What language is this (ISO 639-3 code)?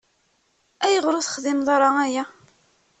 kab